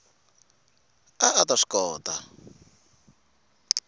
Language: Tsonga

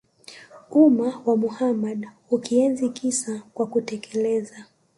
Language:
Swahili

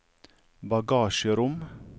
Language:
Norwegian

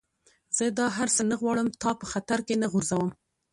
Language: Pashto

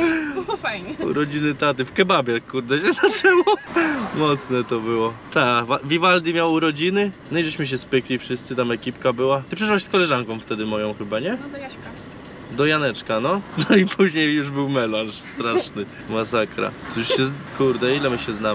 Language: Polish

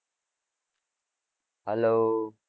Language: Gujarati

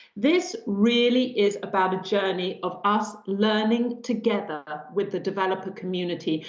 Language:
English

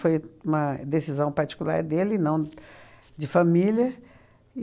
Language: Portuguese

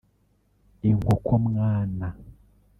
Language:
Kinyarwanda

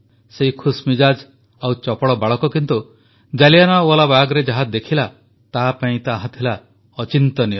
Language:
Odia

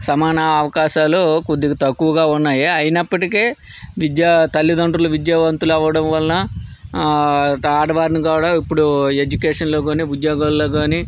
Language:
Telugu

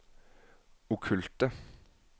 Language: Norwegian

